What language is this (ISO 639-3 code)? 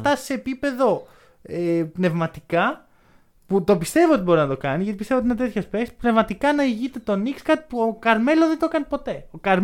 ell